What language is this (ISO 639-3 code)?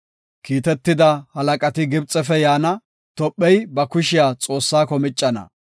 gof